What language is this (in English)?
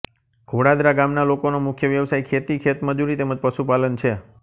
Gujarati